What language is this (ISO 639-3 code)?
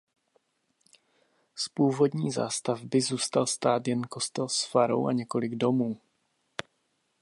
ces